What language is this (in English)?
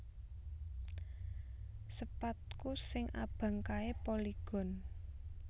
Javanese